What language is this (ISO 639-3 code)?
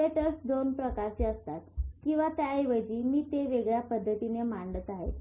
mar